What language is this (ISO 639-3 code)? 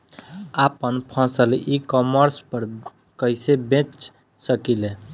bho